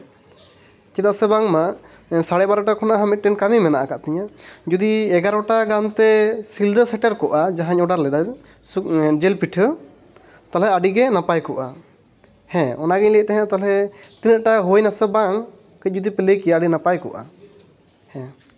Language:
Santali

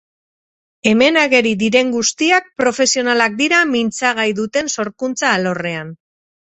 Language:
Basque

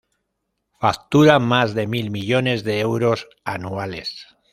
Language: Spanish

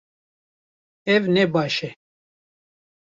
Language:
Kurdish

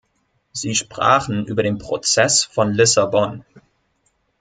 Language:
German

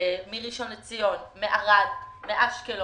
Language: Hebrew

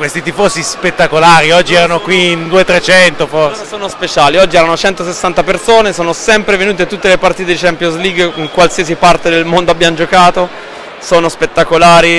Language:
Italian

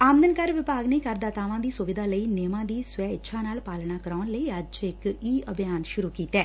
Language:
Punjabi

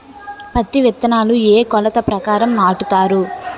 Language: Telugu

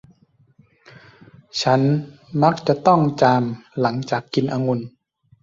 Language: Thai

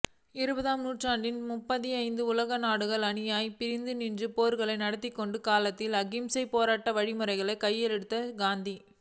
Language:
Tamil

